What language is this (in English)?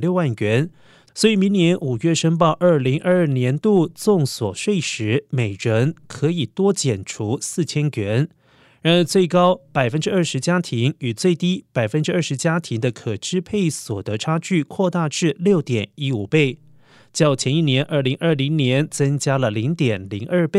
Chinese